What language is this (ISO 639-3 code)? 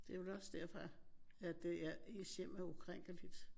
dan